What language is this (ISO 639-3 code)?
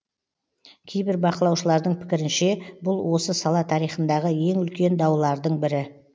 kaz